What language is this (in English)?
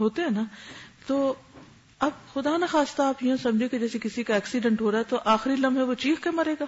Urdu